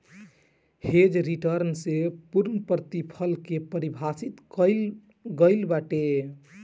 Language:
Bhojpuri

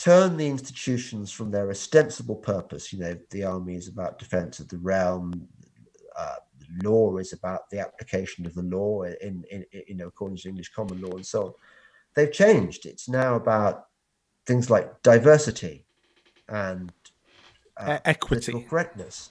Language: English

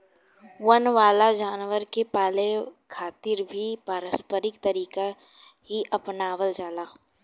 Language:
Bhojpuri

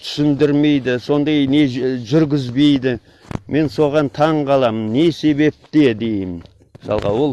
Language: Kazakh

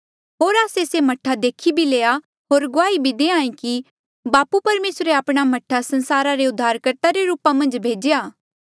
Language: Mandeali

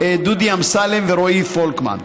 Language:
Hebrew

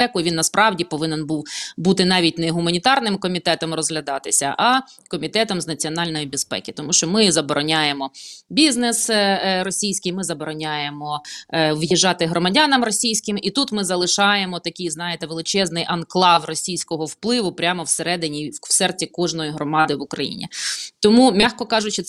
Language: Ukrainian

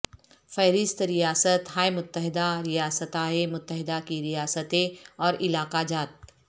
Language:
Urdu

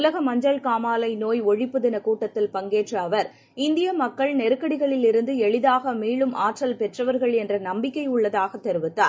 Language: Tamil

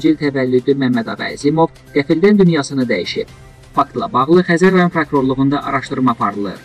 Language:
Turkish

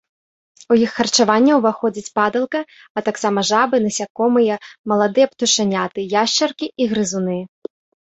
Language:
Belarusian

